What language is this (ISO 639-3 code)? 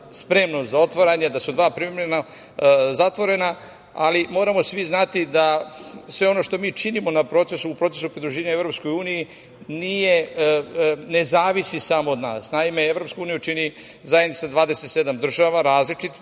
srp